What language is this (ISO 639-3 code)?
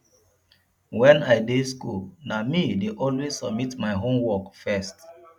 pcm